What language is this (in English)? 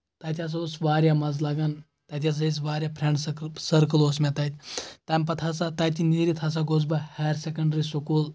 Kashmiri